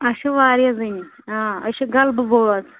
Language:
Kashmiri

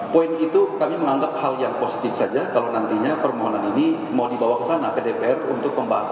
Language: Indonesian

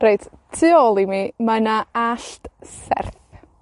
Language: Welsh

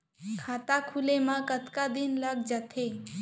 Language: Chhattisgarhi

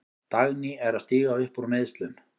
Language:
Icelandic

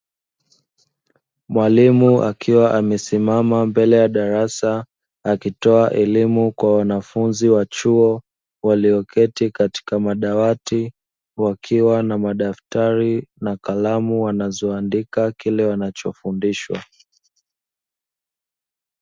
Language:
Swahili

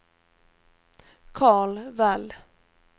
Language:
Swedish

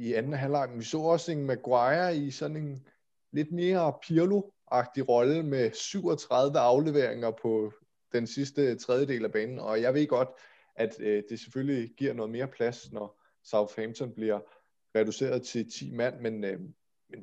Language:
Danish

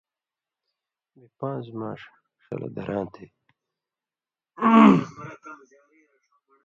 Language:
Indus Kohistani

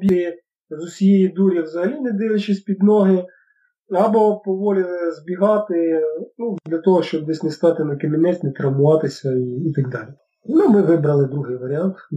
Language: Ukrainian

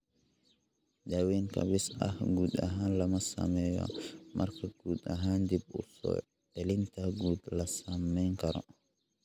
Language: Somali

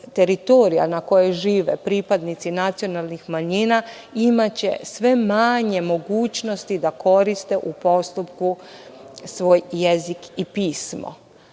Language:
Serbian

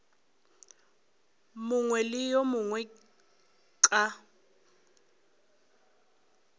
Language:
Northern Sotho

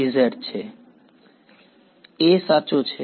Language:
Gujarati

